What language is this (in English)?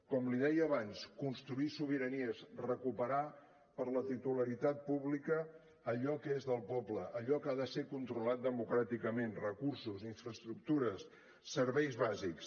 Catalan